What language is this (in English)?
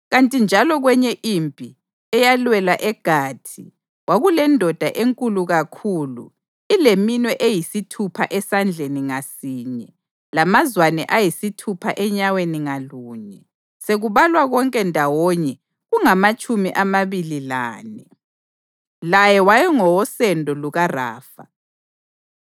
North Ndebele